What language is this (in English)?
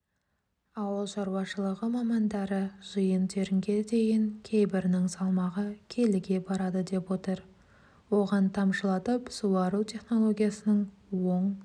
Kazakh